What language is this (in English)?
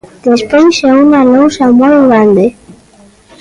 Galician